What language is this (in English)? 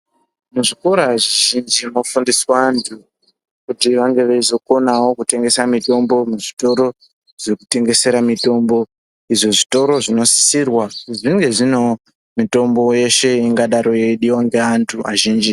Ndau